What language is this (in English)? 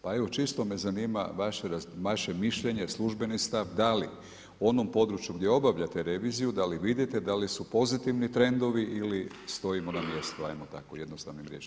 Croatian